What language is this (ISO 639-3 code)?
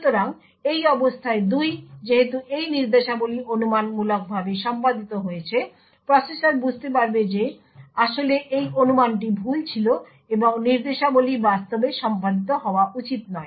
ben